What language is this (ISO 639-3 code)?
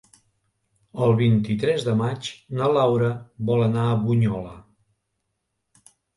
cat